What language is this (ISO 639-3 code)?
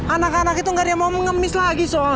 ind